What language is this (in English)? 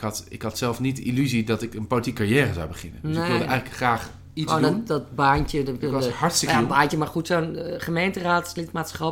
Dutch